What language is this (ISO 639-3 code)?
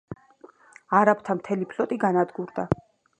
kat